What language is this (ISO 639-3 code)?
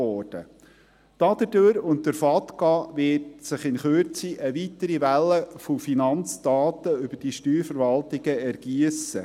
gsw